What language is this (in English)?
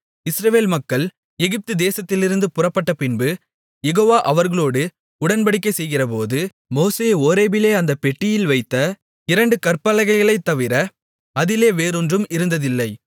Tamil